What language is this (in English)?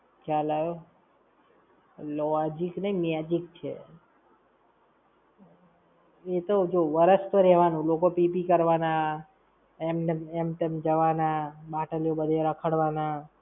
Gujarati